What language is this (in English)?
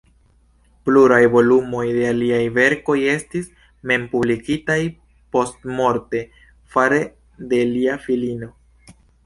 Esperanto